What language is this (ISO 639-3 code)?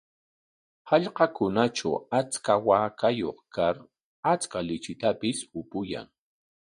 qwa